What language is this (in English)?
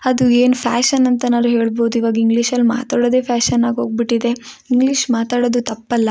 Kannada